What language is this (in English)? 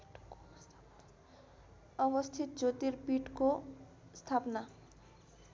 Nepali